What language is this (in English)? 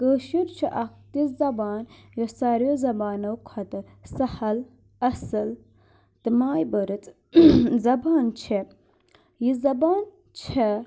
Kashmiri